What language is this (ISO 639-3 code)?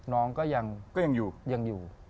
tha